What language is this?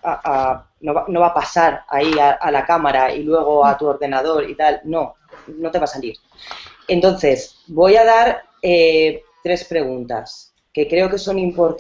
Spanish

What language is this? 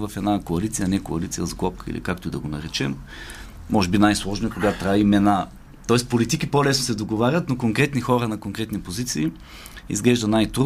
Bulgarian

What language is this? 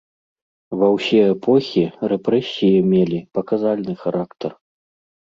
Belarusian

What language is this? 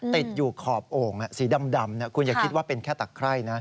Thai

